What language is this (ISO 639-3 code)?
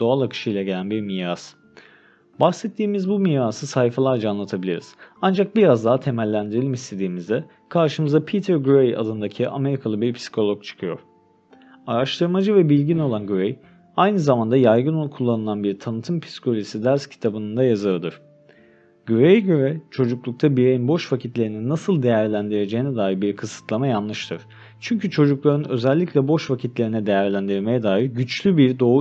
tur